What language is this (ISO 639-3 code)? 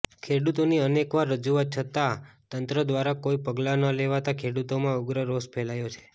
guj